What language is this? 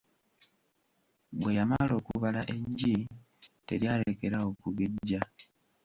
Ganda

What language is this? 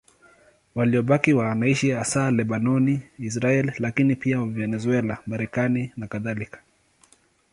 Swahili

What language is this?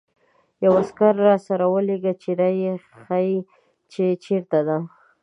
Pashto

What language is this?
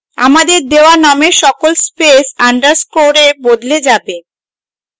Bangla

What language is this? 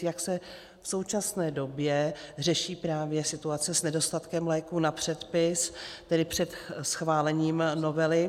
Czech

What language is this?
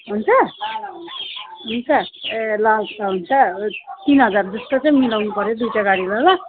Nepali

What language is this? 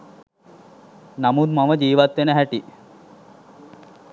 Sinhala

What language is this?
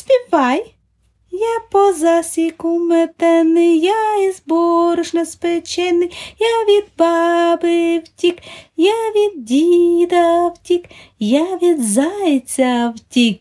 Ukrainian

